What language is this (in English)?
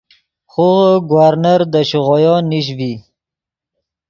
Yidgha